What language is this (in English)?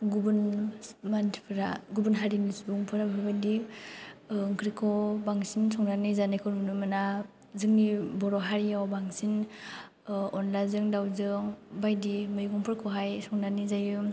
Bodo